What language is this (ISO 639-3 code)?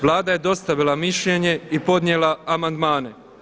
hrv